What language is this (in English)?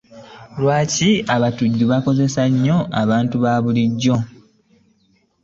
Ganda